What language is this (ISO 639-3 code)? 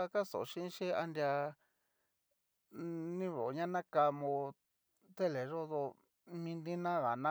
miu